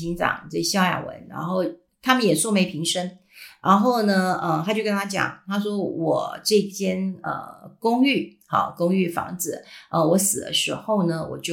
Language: Chinese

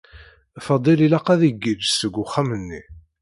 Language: Kabyle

